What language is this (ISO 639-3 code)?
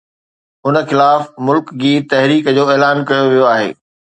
snd